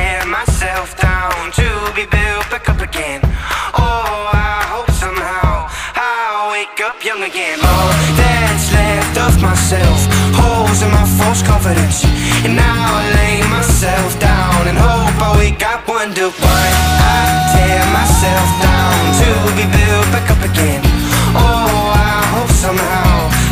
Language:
Arabic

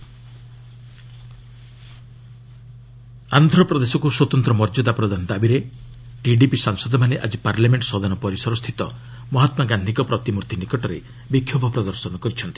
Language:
Odia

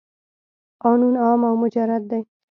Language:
Pashto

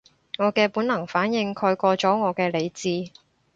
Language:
Cantonese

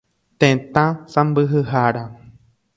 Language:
Guarani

